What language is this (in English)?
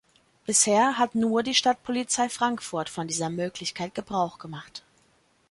German